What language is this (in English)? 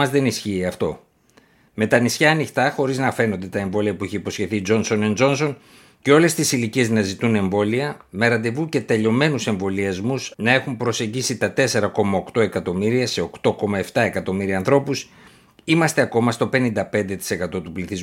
Greek